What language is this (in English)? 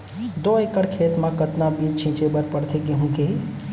Chhattisgarhi